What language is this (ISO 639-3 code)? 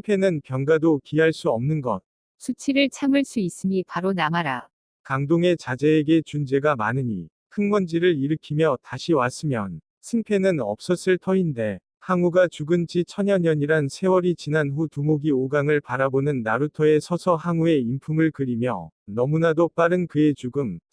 kor